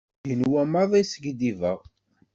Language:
Kabyle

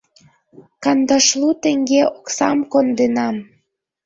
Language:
Mari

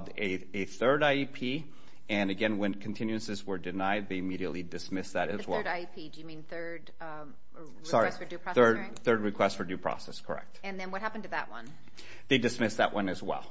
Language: English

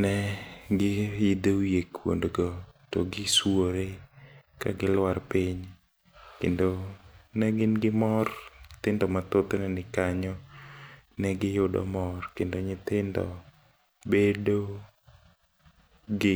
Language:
Luo (Kenya and Tanzania)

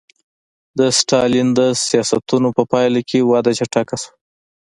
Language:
Pashto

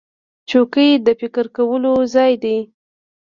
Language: Pashto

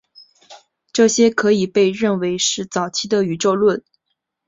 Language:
Chinese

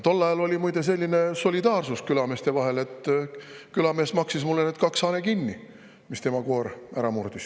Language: Estonian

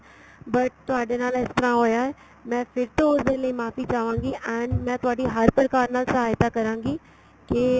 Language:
Punjabi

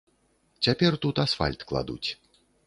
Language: Belarusian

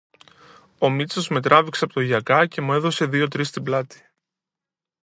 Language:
Greek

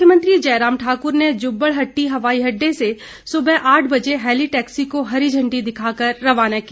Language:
Hindi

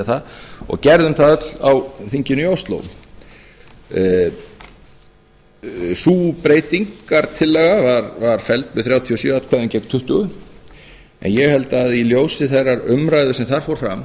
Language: Icelandic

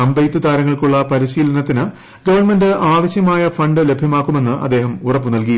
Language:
Malayalam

